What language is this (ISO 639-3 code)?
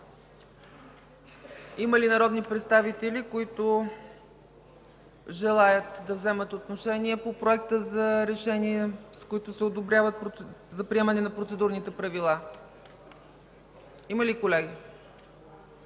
bul